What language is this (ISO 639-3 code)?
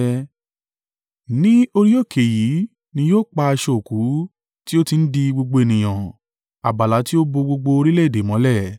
yor